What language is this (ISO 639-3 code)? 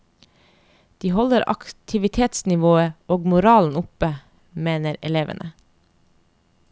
nor